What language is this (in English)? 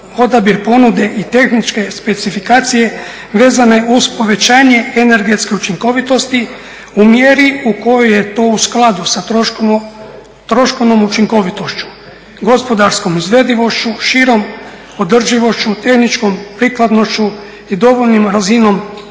Croatian